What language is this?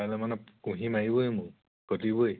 Assamese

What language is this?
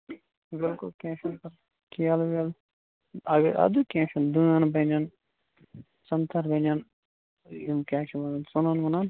Kashmiri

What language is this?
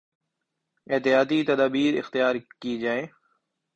Urdu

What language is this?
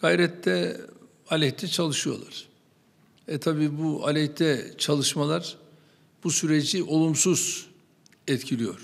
Turkish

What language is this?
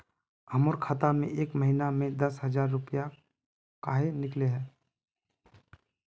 Magahi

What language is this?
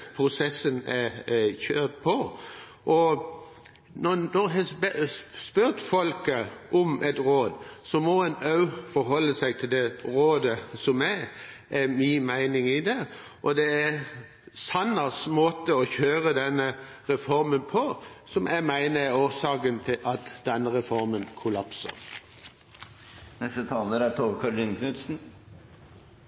Norwegian Bokmål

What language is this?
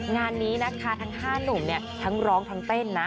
Thai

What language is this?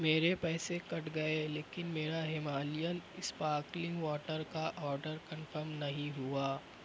Urdu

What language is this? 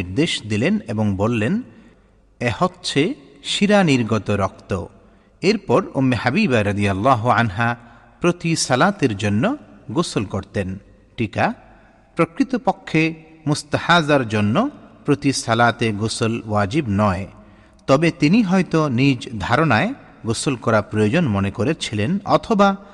Bangla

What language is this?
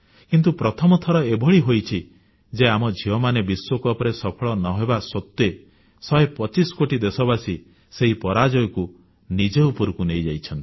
Odia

